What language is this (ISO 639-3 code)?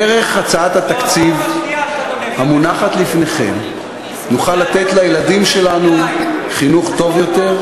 heb